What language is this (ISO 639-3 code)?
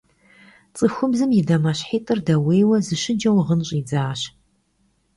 kbd